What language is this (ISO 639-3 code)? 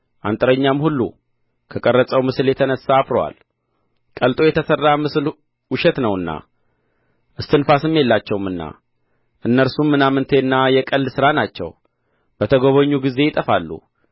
amh